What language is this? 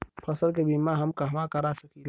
Bhojpuri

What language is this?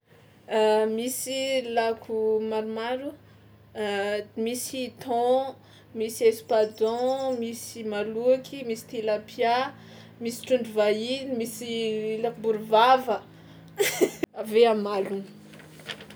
Tsimihety Malagasy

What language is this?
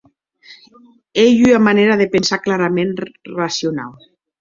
Occitan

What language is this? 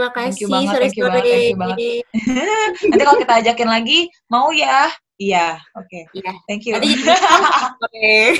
Indonesian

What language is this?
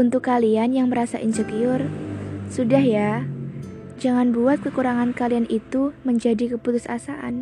Indonesian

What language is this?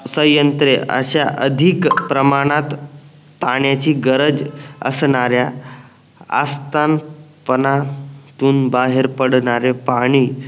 Marathi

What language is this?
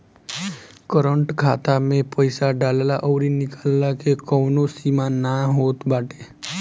Bhojpuri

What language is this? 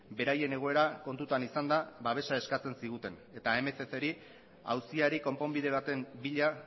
Basque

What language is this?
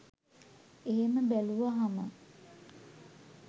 Sinhala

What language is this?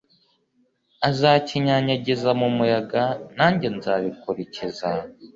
Kinyarwanda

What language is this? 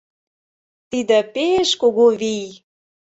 Mari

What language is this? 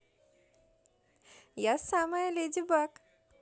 Russian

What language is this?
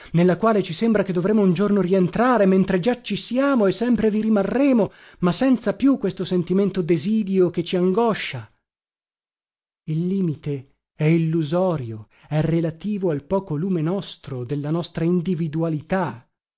Italian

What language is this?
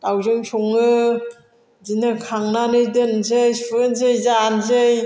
Bodo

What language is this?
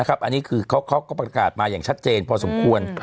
Thai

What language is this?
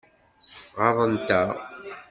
Kabyle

